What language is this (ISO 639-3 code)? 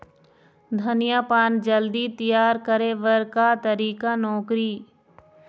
hne